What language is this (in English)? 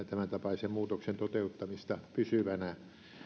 Finnish